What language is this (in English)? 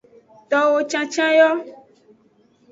Aja (Benin)